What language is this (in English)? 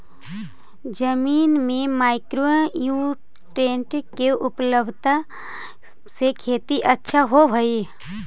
Magahi